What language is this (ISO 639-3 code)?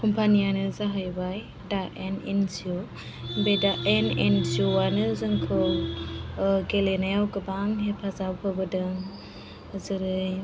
brx